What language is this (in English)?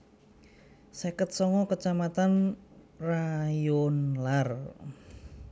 Javanese